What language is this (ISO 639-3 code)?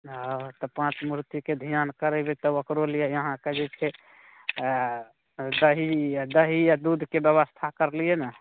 mai